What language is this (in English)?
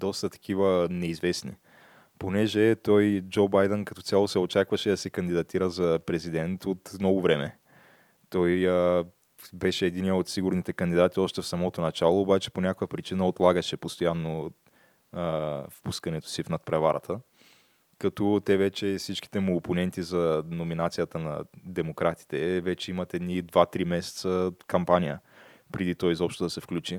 Bulgarian